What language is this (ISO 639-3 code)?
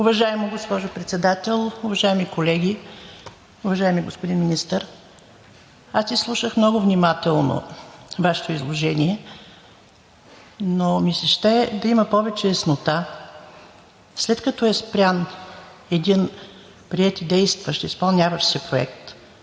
bul